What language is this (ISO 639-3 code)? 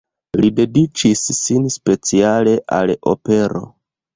epo